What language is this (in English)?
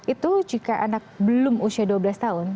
Indonesian